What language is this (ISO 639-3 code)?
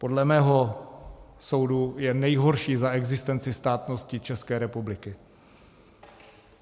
ces